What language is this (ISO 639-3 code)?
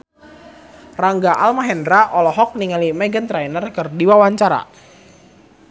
sun